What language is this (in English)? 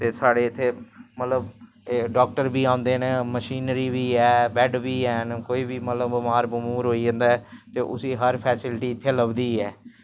Dogri